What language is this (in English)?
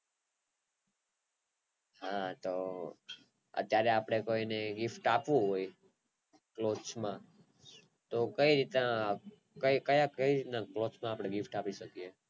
Gujarati